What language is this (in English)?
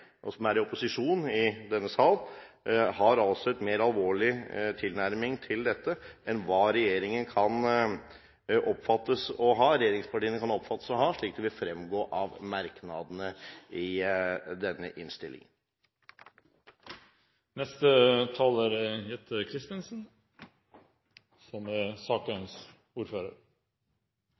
Norwegian